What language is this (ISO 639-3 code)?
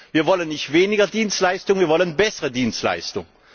deu